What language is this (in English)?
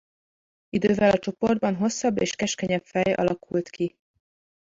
Hungarian